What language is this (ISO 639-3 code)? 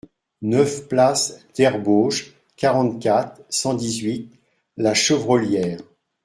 fra